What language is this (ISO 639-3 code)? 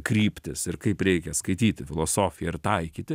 lit